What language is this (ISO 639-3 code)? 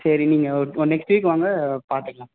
tam